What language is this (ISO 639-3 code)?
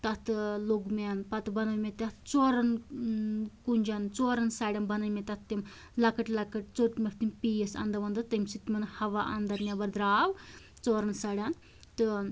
kas